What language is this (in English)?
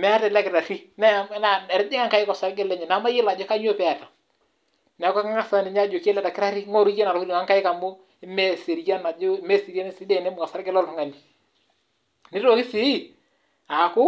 Masai